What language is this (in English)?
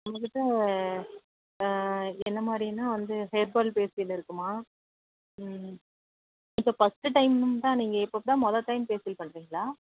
Tamil